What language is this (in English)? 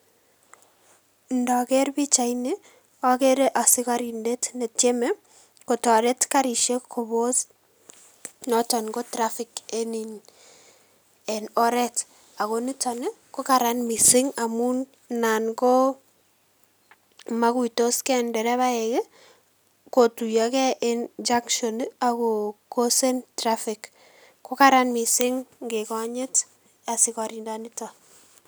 Kalenjin